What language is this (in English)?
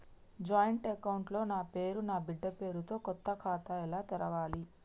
Telugu